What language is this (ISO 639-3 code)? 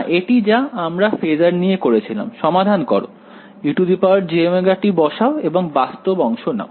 ben